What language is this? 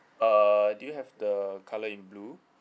English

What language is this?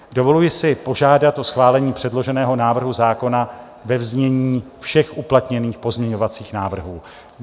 Czech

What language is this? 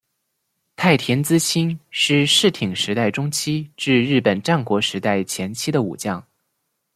Chinese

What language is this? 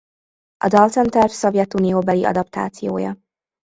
Hungarian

